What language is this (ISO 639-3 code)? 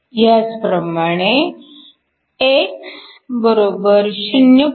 mar